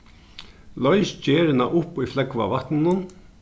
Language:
Faroese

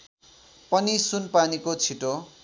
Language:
Nepali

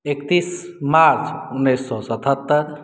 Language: Maithili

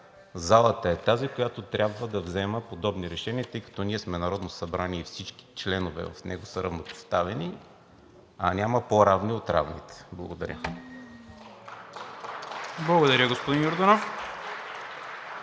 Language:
Bulgarian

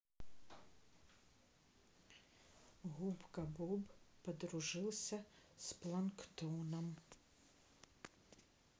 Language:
Russian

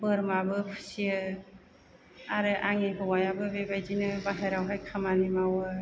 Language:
Bodo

